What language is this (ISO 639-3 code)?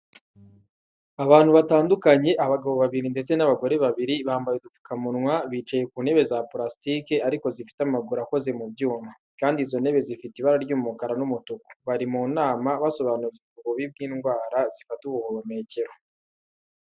kin